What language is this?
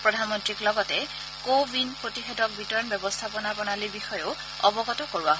Assamese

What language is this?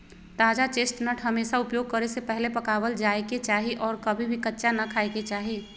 Magahi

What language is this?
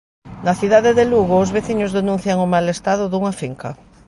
Galician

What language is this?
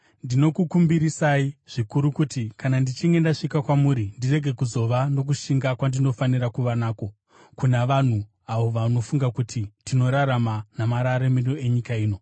Shona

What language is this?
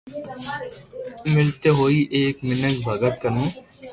Loarki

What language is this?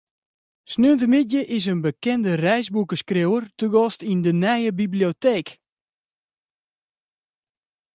Western Frisian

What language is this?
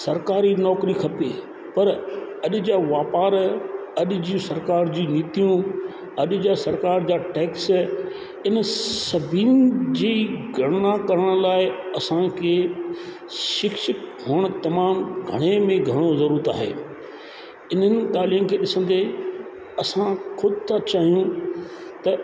Sindhi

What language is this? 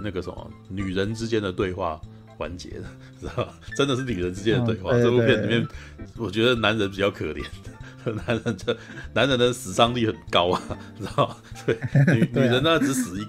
Chinese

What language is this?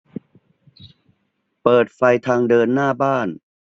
Thai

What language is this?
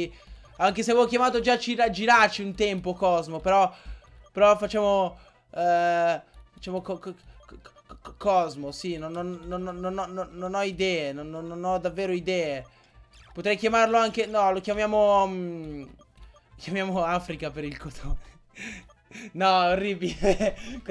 Italian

